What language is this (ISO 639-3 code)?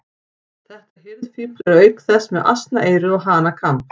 isl